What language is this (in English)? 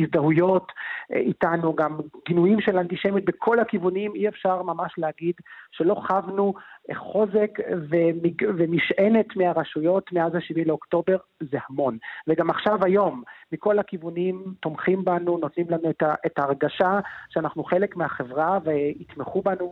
Hebrew